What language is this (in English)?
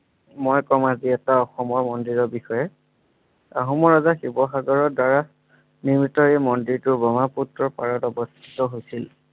Assamese